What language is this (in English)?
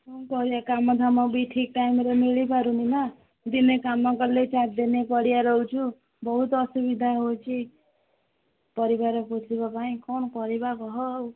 Odia